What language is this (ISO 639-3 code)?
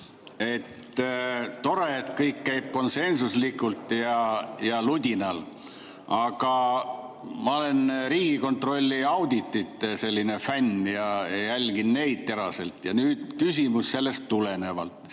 est